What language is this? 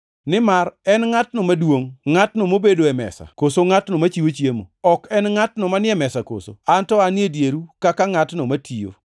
Luo (Kenya and Tanzania)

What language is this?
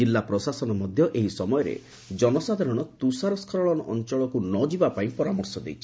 Odia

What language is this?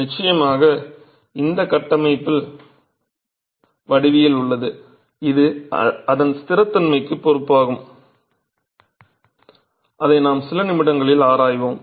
Tamil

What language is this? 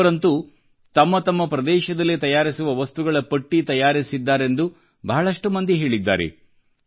Kannada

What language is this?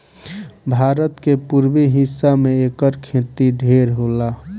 Bhojpuri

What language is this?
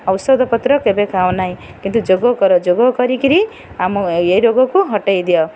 Odia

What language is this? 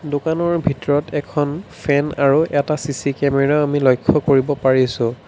Assamese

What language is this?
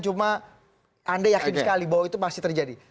Indonesian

